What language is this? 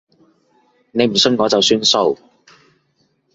Cantonese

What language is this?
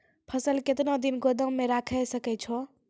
Maithili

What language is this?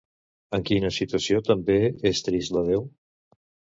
Catalan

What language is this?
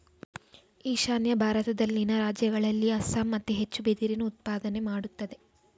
Kannada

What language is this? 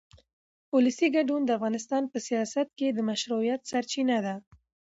Pashto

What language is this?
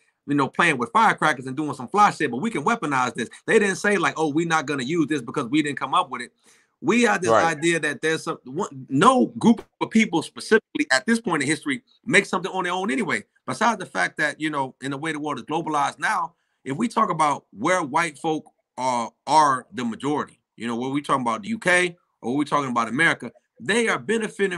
English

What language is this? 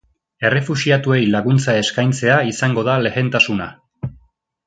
Basque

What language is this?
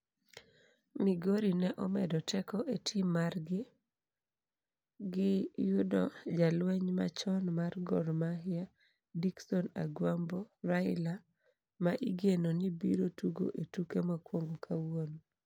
Luo (Kenya and Tanzania)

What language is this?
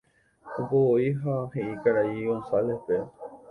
Guarani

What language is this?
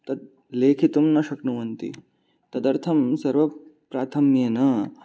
Sanskrit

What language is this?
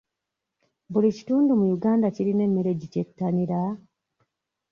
Ganda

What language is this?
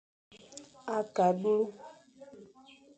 Fang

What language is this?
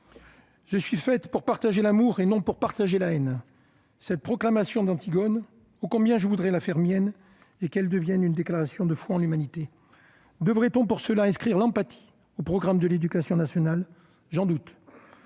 French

